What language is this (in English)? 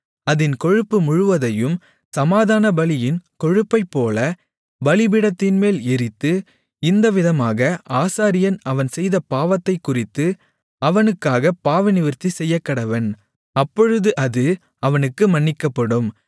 Tamil